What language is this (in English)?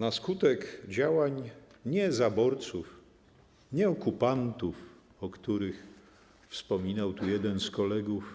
Polish